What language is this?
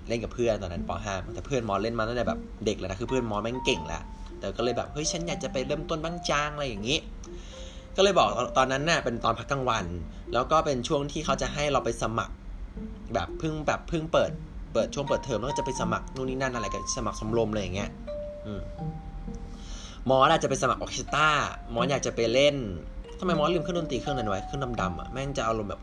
Thai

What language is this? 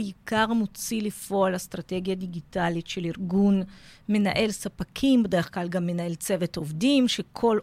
Hebrew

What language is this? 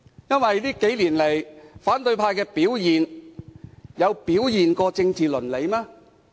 Cantonese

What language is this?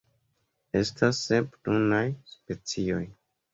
Esperanto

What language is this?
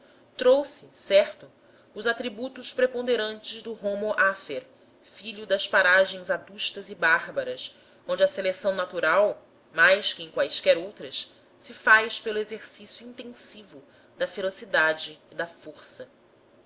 Portuguese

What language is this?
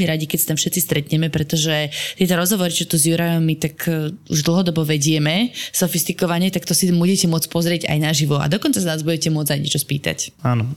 Slovak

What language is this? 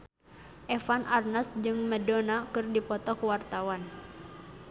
Sundanese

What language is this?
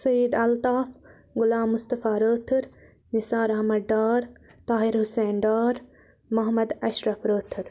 Kashmiri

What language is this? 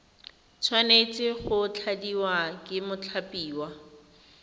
Tswana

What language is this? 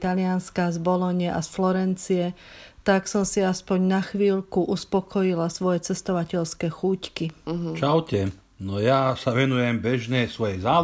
Slovak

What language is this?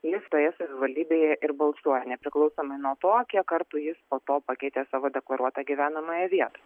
Lithuanian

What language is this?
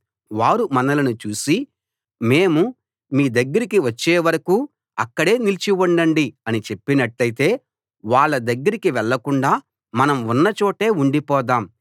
Telugu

